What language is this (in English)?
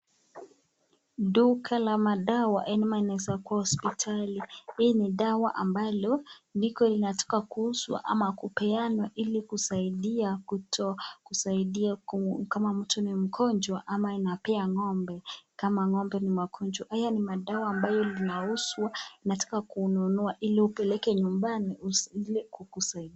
Swahili